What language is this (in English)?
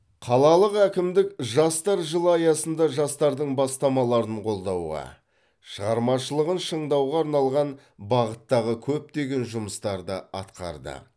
Kazakh